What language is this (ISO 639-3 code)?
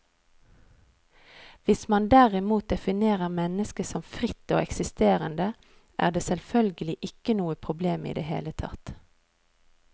nor